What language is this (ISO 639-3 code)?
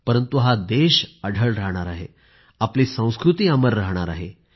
mar